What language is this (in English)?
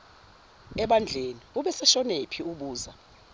Zulu